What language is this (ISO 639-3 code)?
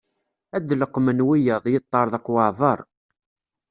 kab